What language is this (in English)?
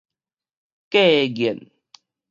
Min Nan Chinese